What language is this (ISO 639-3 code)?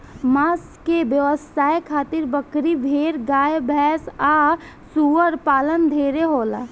bho